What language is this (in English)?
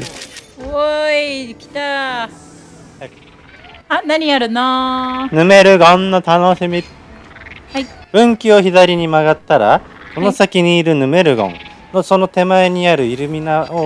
Japanese